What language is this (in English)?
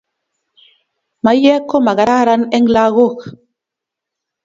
Kalenjin